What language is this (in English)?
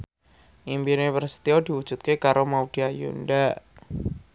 Javanese